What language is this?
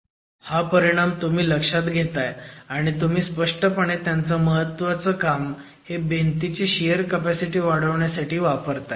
Marathi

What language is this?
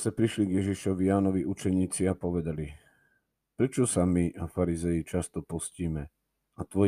Slovak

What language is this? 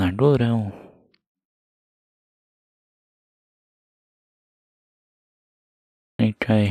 Polish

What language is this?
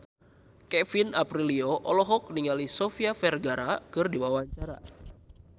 Sundanese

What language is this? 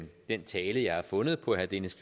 Danish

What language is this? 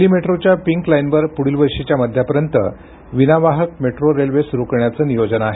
Marathi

